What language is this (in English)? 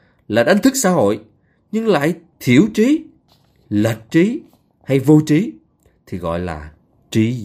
Vietnamese